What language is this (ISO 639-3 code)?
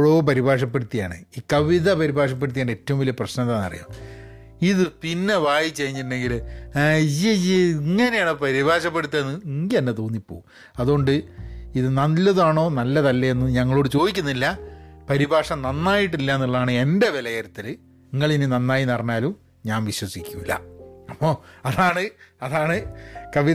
mal